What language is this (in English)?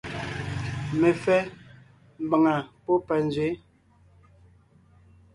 Ngiemboon